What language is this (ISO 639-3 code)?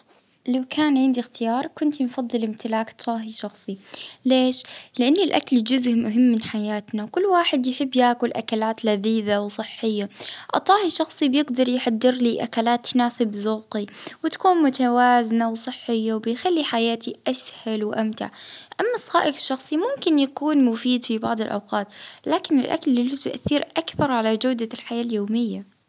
ayl